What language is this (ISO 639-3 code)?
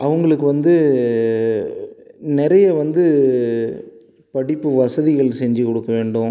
tam